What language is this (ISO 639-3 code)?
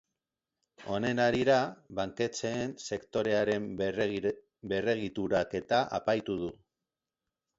eus